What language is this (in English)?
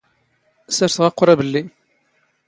Standard Moroccan Tamazight